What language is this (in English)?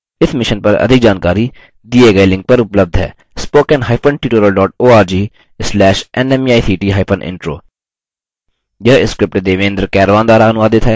Hindi